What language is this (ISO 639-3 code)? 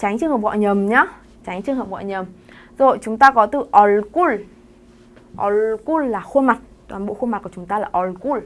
vie